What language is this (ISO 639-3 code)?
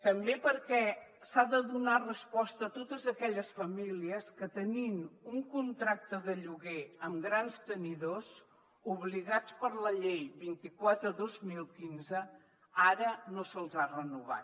cat